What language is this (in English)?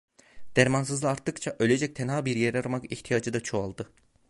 Turkish